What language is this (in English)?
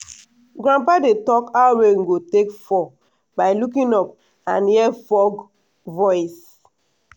Nigerian Pidgin